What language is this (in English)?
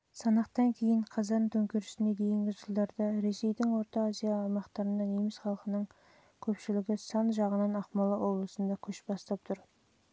Kazakh